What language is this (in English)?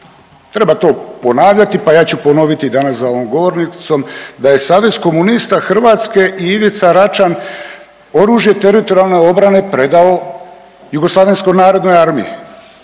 Croatian